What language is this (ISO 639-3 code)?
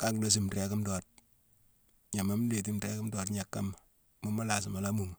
msw